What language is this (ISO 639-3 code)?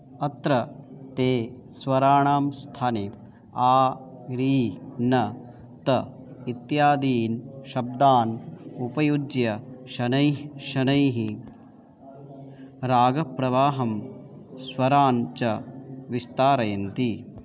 san